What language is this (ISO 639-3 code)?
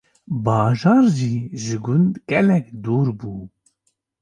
kur